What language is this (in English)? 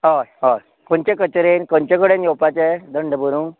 Konkani